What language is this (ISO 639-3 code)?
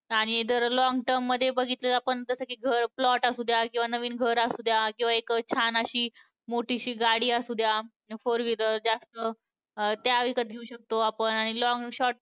mar